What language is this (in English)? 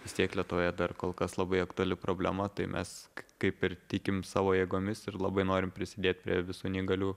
Lithuanian